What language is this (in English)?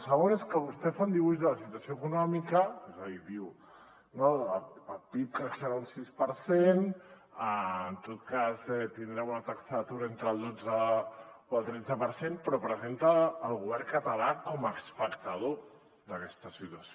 Catalan